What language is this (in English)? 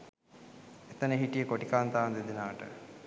Sinhala